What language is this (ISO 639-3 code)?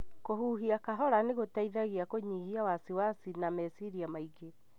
kik